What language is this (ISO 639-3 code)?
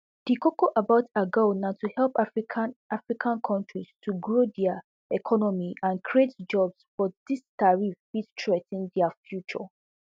pcm